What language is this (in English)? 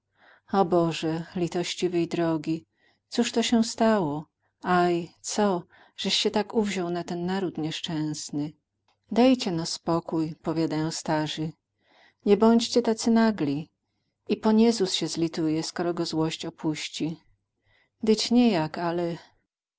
Polish